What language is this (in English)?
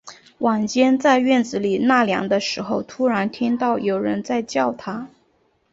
Chinese